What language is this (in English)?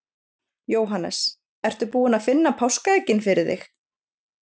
Icelandic